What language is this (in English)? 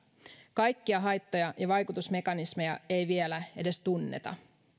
Finnish